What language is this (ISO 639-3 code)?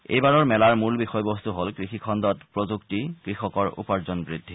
asm